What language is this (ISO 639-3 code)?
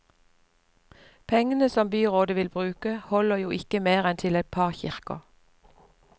nor